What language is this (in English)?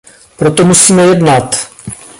Czech